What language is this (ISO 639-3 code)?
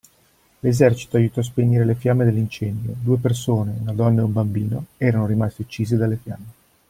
ita